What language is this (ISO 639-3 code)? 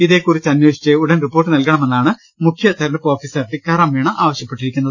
mal